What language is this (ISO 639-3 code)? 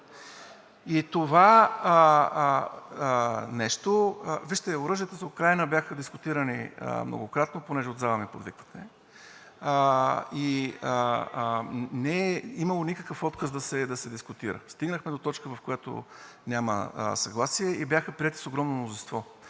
bul